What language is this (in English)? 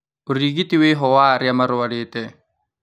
Kikuyu